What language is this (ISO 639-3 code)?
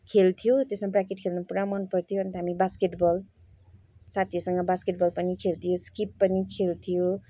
nep